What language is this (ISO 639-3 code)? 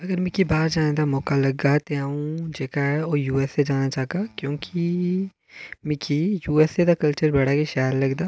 doi